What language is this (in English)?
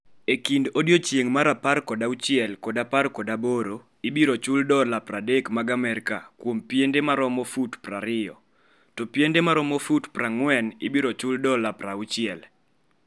Luo (Kenya and Tanzania)